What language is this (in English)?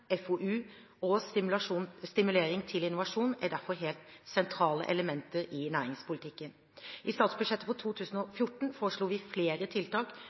Norwegian Bokmål